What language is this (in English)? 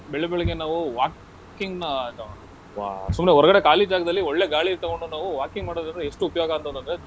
Kannada